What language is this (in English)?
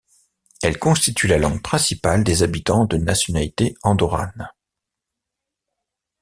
French